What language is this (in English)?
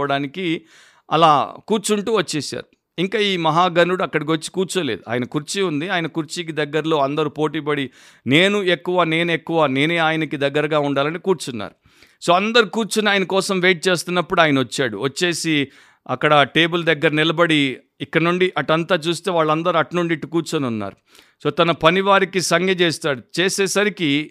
Telugu